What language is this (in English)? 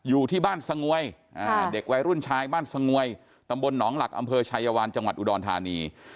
Thai